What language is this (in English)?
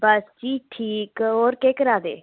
Dogri